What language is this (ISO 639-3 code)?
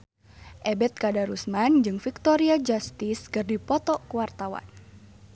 sun